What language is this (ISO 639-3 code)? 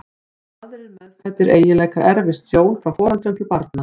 isl